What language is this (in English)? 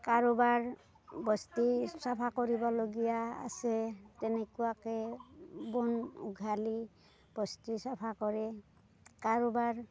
Assamese